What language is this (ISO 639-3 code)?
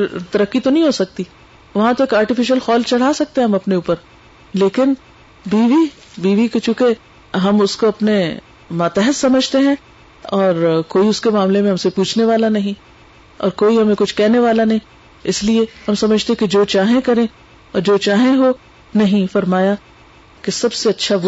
urd